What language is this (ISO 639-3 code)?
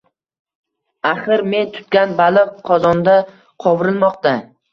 uzb